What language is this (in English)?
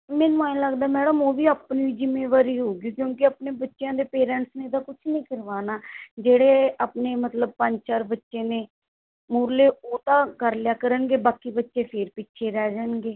Punjabi